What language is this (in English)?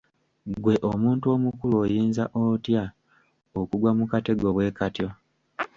Ganda